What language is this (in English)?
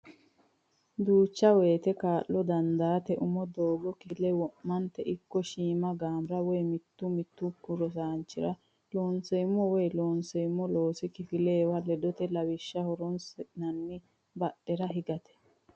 Sidamo